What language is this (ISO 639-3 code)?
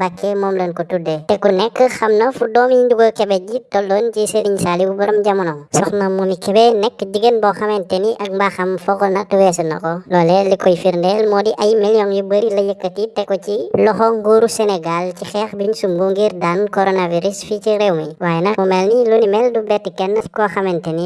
tur